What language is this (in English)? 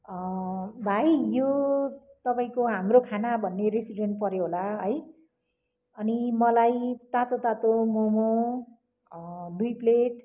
Nepali